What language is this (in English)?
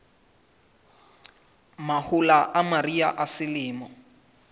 Southern Sotho